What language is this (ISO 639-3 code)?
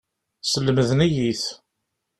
kab